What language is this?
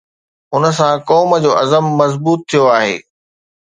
Sindhi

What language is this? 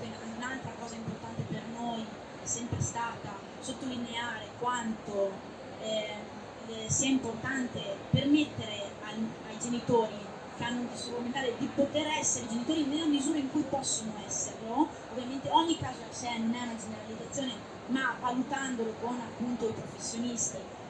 Italian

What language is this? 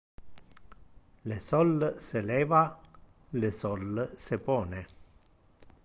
Interlingua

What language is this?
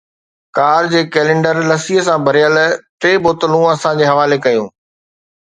Sindhi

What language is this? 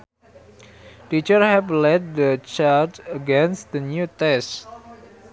Sundanese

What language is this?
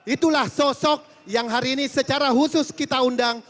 Indonesian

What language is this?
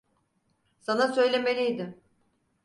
Turkish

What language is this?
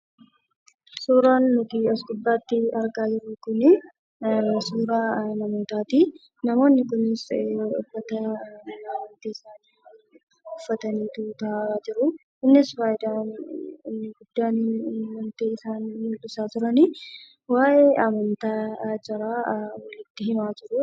Oromo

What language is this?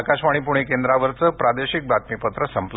Marathi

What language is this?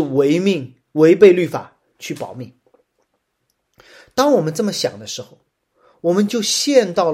Chinese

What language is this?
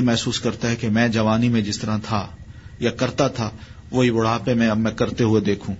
Urdu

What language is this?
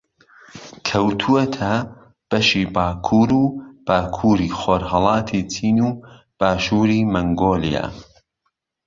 Central Kurdish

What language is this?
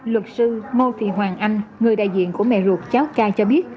Vietnamese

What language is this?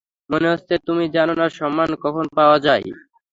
Bangla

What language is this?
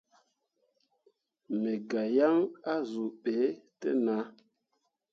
Mundang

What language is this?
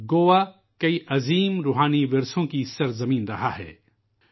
Urdu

